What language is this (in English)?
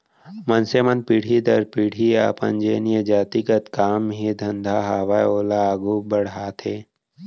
Chhattisgarhi